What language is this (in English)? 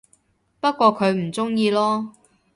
Cantonese